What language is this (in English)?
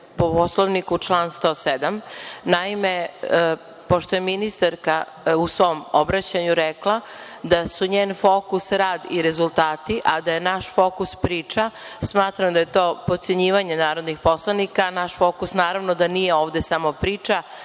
Serbian